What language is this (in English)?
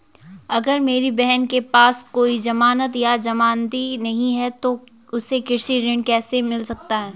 Hindi